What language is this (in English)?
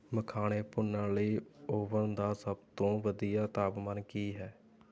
Punjabi